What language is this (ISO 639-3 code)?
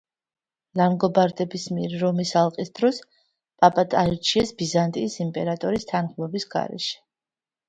kat